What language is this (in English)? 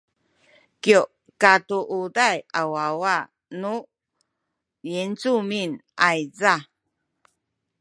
Sakizaya